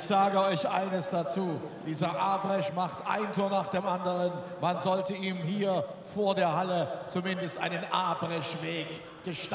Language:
German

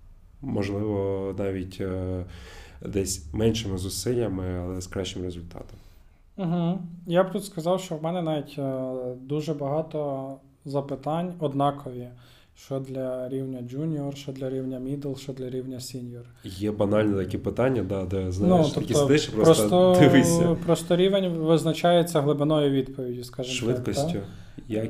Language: Ukrainian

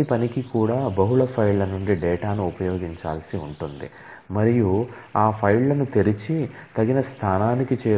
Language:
Telugu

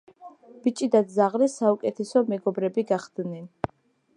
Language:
Georgian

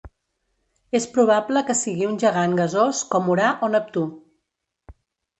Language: Catalan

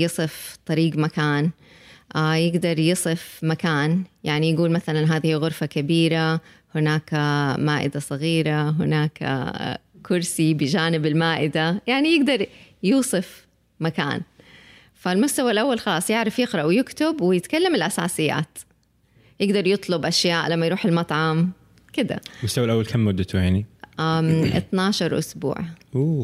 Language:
Arabic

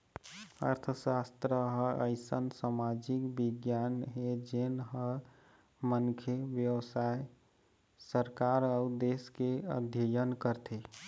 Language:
Chhattisgarhi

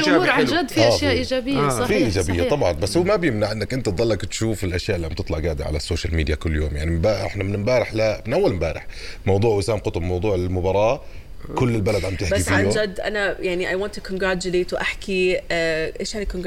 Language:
Arabic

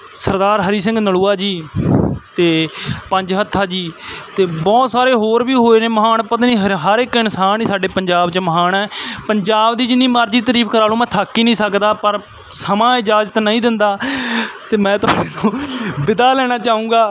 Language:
Punjabi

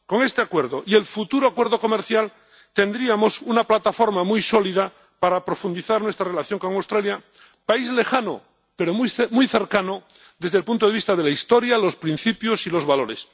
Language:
Spanish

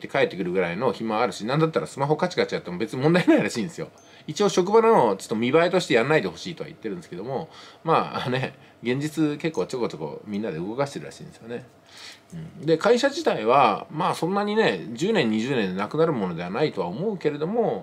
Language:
Japanese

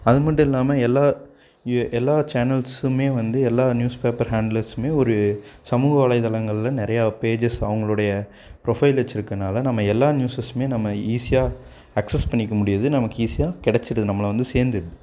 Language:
Tamil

